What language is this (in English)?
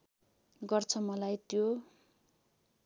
Nepali